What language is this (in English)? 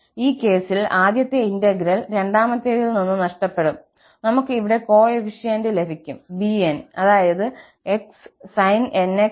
Malayalam